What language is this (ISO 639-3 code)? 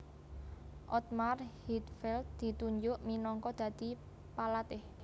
jav